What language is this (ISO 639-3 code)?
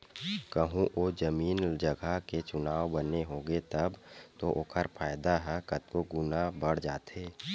hne